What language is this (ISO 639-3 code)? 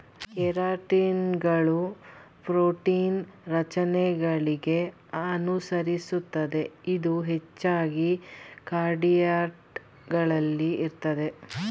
kan